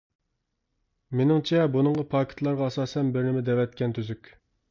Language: Uyghur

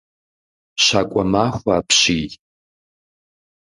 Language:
Kabardian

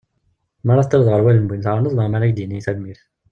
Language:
Kabyle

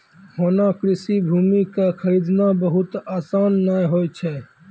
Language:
Maithili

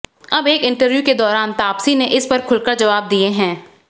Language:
Hindi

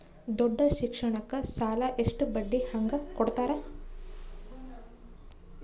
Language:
Kannada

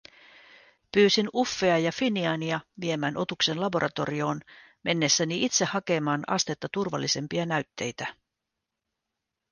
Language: Finnish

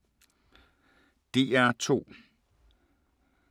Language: Danish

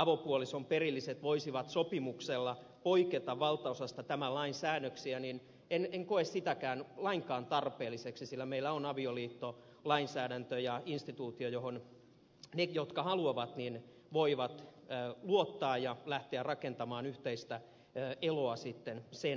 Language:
Finnish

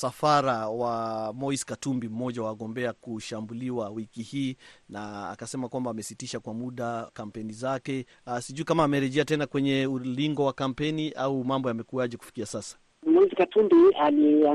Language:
Swahili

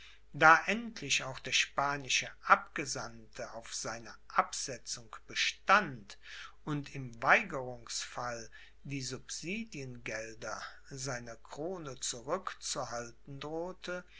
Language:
German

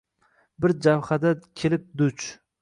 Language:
Uzbek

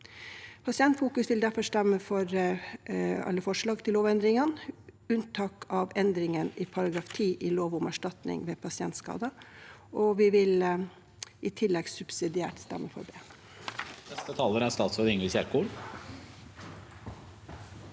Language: Norwegian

